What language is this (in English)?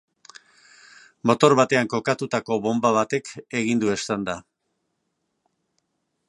Basque